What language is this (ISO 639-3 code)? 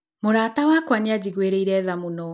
kik